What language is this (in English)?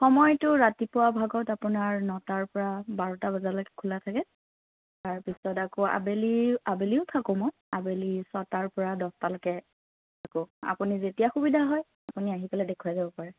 Assamese